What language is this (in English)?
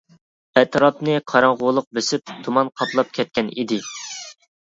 Uyghur